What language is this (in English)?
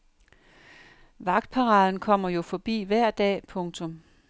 Danish